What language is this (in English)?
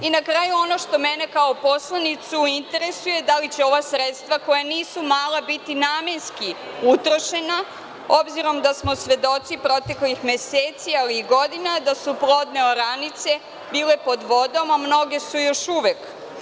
Serbian